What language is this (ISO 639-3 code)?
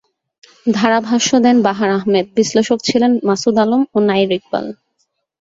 ben